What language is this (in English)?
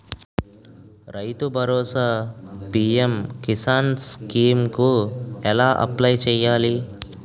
Telugu